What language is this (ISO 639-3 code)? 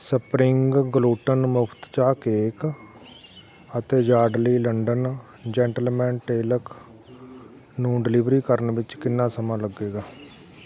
pan